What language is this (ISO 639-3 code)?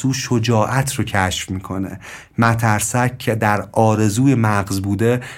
fas